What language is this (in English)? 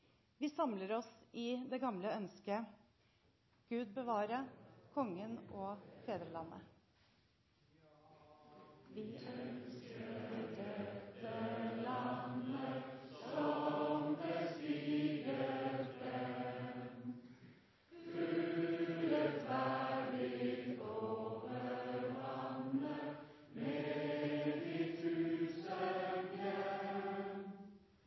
Norwegian Bokmål